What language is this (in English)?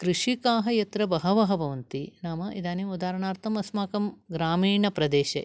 Sanskrit